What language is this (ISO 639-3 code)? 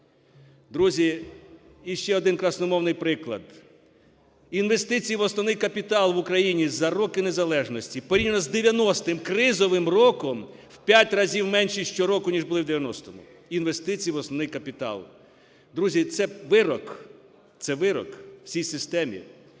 ukr